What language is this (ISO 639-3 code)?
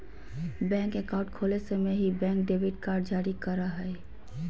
mag